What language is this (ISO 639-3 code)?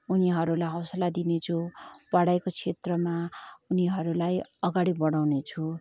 nep